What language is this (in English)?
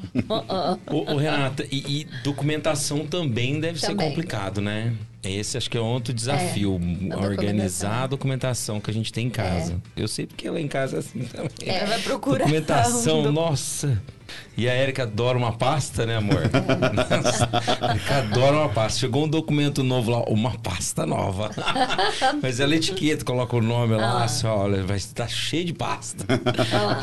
Portuguese